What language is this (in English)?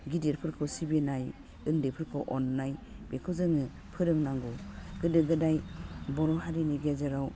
Bodo